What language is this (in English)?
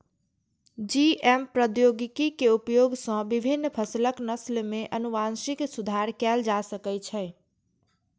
Maithili